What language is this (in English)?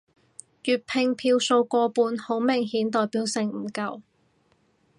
Cantonese